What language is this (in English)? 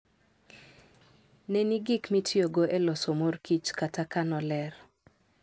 Luo (Kenya and Tanzania)